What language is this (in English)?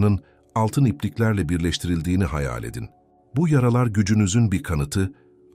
Turkish